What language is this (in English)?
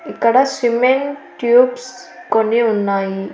Telugu